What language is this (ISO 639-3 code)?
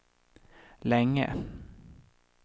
swe